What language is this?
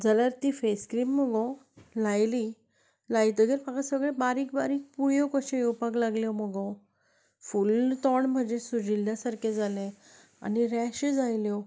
Konkani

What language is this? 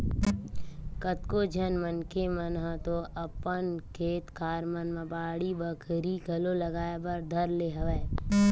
Chhattisgarhi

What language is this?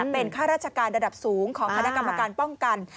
Thai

